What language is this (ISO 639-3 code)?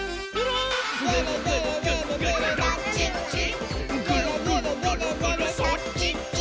jpn